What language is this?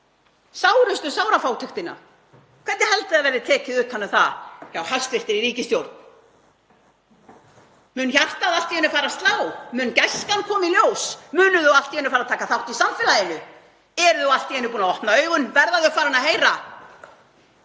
Icelandic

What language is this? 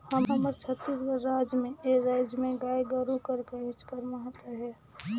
Chhattisgarhi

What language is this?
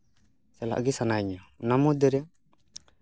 Santali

